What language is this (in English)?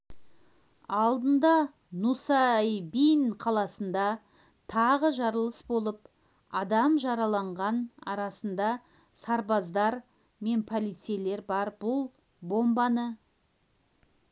Kazakh